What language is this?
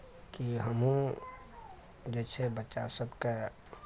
Maithili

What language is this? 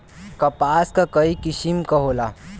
Bhojpuri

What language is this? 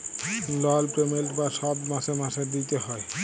Bangla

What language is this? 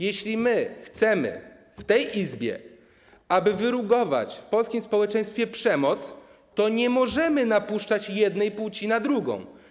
Polish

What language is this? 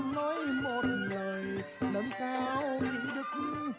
Vietnamese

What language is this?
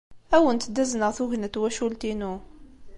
Kabyle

